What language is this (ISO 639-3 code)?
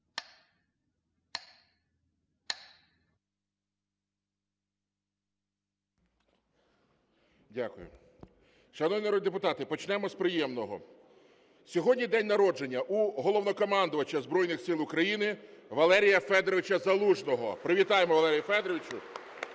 ukr